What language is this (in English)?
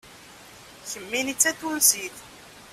Kabyle